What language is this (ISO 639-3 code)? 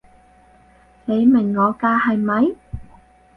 yue